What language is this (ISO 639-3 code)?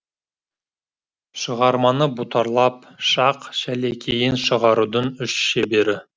kaz